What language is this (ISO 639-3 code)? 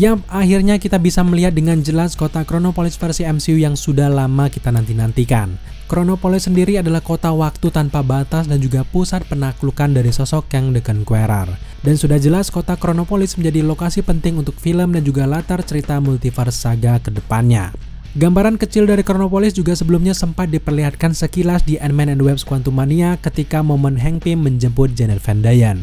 ind